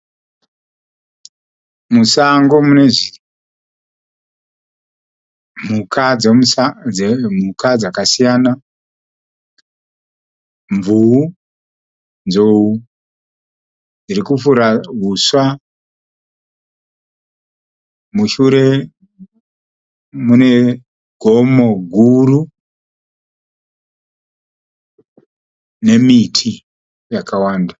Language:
Shona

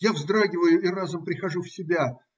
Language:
Russian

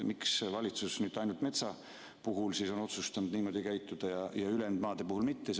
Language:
Estonian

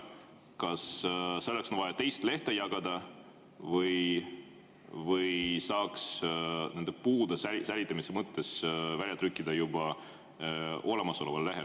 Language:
Estonian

